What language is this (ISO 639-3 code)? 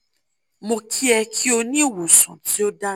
yor